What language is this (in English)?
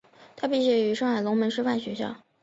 Chinese